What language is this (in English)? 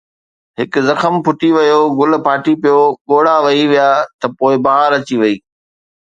Sindhi